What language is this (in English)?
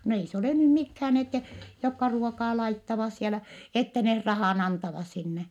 Finnish